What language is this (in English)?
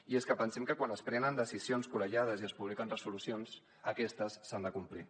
Catalan